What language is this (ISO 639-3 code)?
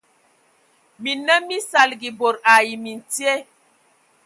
ewo